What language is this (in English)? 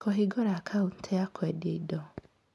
Kikuyu